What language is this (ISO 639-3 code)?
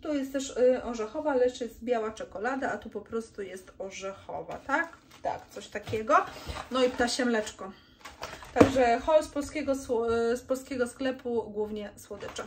pol